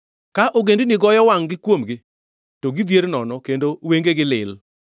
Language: Luo (Kenya and Tanzania)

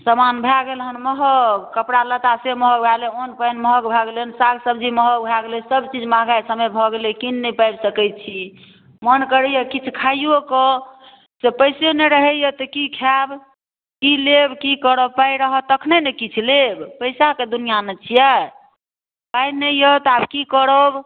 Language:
Maithili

